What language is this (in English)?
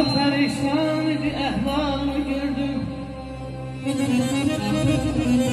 Turkish